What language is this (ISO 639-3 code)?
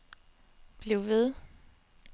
dan